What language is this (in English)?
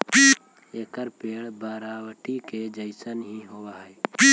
Magahi